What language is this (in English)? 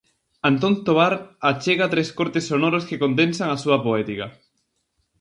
Galician